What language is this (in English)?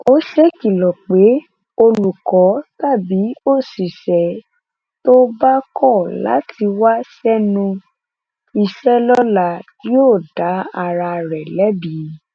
Yoruba